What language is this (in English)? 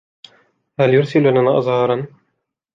Arabic